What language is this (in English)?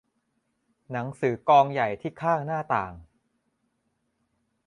Thai